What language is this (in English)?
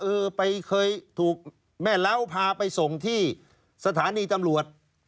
Thai